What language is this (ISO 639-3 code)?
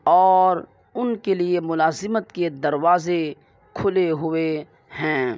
urd